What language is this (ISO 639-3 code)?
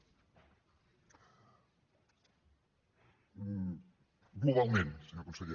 cat